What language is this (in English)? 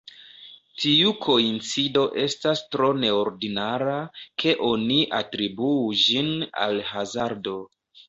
Esperanto